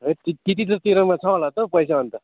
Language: Nepali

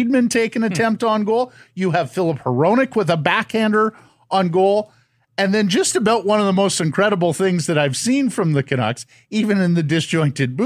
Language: English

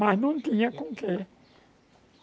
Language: Portuguese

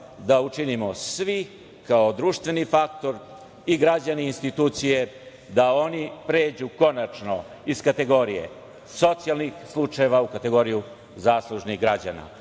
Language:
Serbian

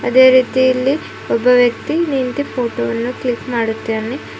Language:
Kannada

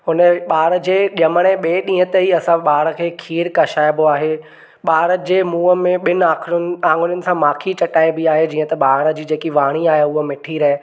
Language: Sindhi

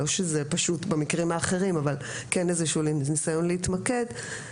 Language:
Hebrew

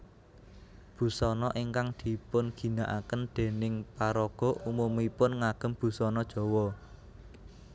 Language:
Javanese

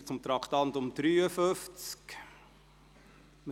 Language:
Swiss German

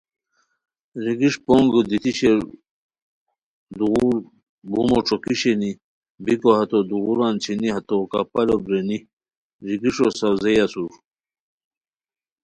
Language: Khowar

